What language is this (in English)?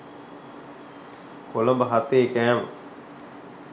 Sinhala